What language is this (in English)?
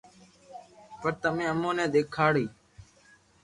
Loarki